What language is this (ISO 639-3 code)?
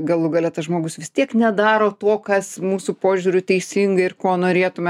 lit